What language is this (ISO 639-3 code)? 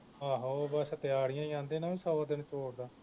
pan